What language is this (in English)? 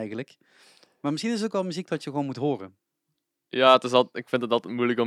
Dutch